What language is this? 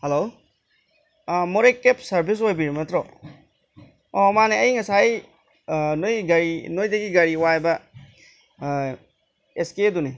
Manipuri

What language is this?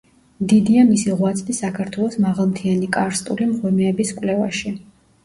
Georgian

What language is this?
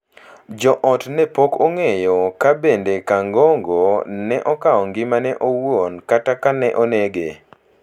Luo (Kenya and Tanzania)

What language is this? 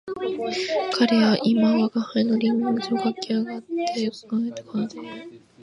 Japanese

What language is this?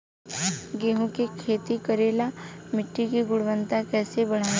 Bhojpuri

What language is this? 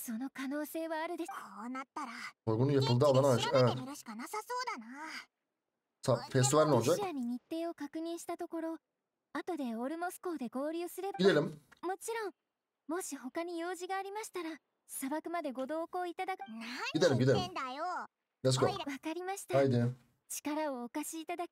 Turkish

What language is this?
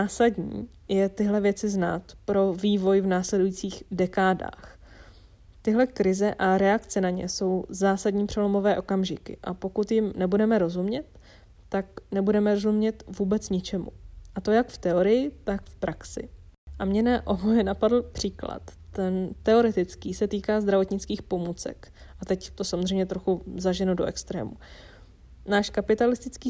Czech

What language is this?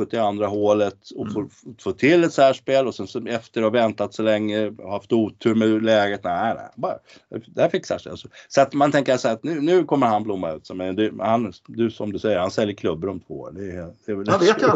Swedish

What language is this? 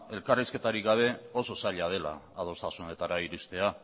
Basque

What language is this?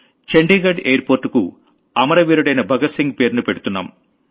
Telugu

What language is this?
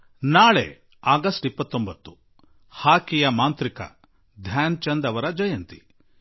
Kannada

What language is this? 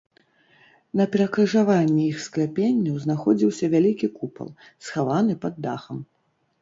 Belarusian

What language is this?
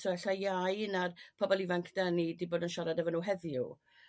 Welsh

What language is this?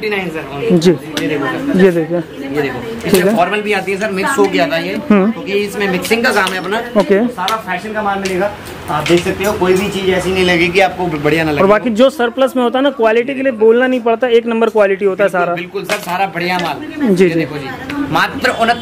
Hindi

